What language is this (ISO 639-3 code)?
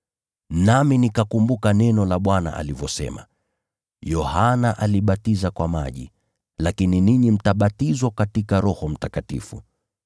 swa